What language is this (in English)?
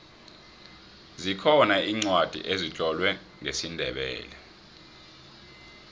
South Ndebele